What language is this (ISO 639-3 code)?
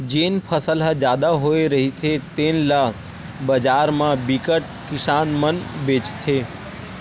hne